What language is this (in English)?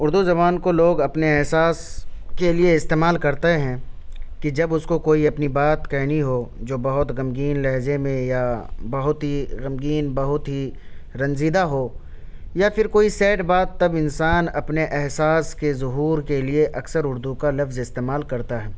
Urdu